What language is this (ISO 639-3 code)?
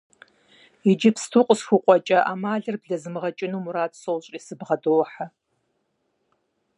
kbd